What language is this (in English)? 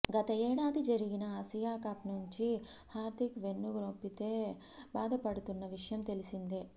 Telugu